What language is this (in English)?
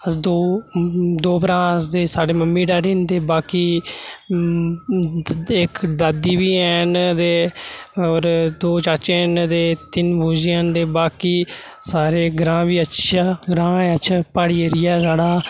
Dogri